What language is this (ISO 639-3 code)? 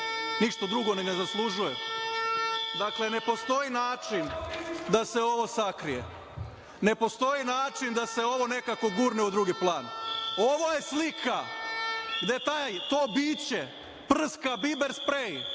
srp